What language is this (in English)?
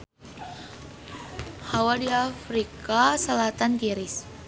Sundanese